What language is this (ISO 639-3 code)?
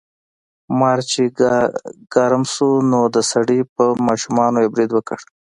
pus